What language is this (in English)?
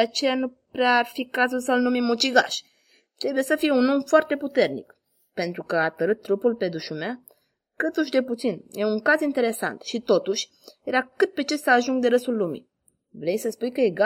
Romanian